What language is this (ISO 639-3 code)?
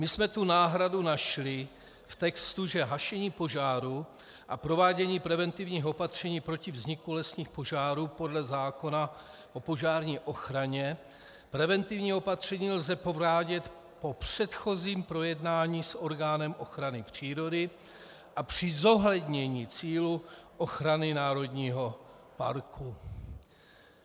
ces